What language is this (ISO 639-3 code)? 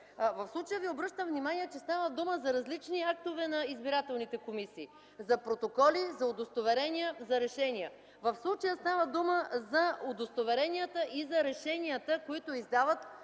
bul